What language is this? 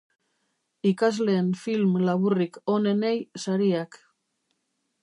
Basque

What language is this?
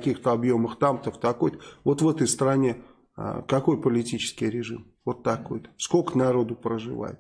Russian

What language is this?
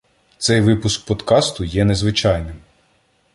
Ukrainian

